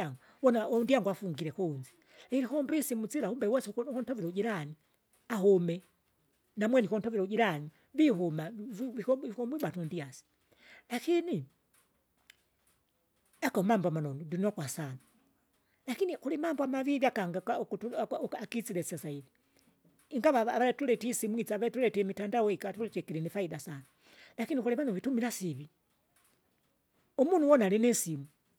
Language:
Kinga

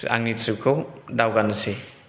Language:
Bodo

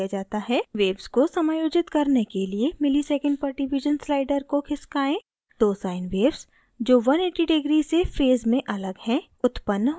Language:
Hindi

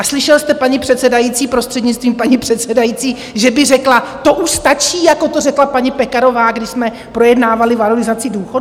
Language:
Czech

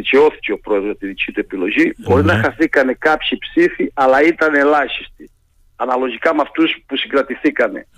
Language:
Greek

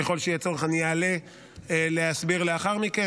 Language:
Hebrew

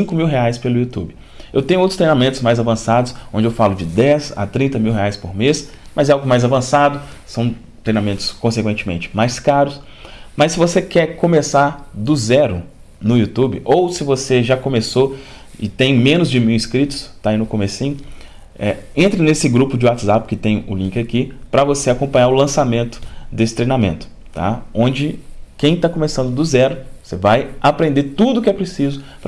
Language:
Portuguese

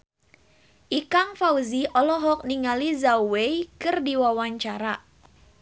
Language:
Sundanese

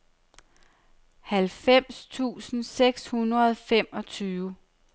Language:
Danish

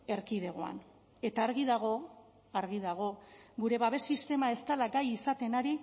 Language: Basque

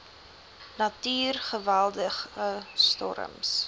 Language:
Afrikaans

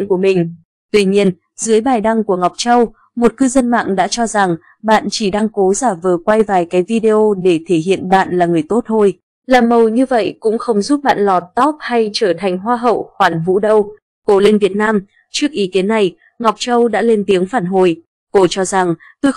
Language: Vietnamese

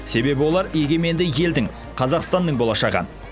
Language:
Kazakh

